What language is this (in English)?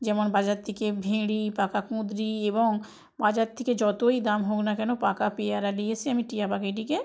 Bangla